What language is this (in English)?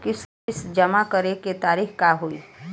Bhojpuri